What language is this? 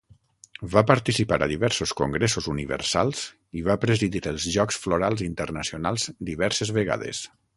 Catalan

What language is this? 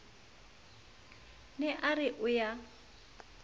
Southern Sotho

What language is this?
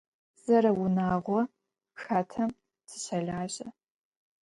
Adyghe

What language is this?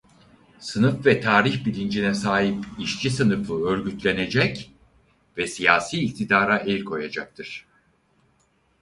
Turkish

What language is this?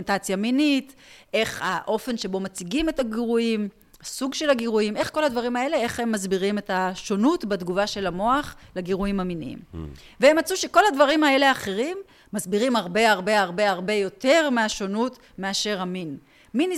Hebrew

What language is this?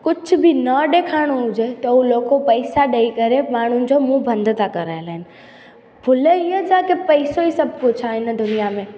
Sindhi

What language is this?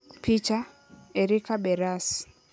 Luo (Kenya and Tanzania)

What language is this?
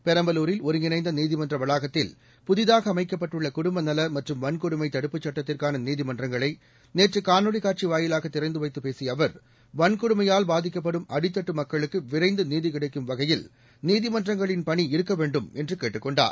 Tamil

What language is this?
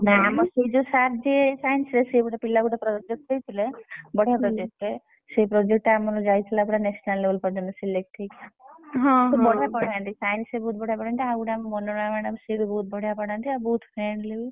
Odia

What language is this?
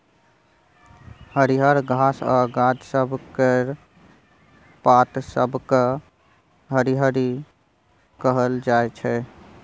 Maithili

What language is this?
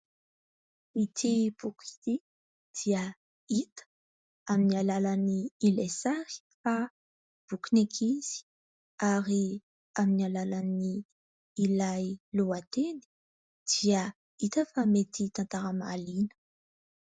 Malagasy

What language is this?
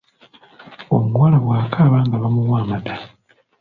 Ganda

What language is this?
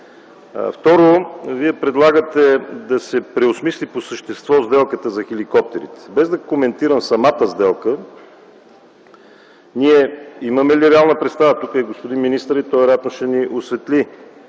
Bulgarian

